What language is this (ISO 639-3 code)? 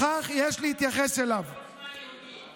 heb